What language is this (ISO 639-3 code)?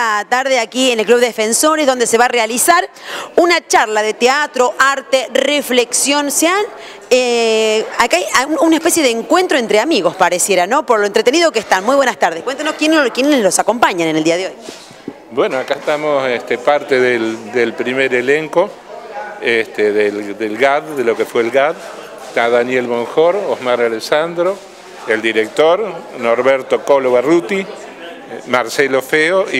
spa